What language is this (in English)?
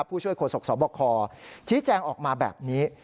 Thai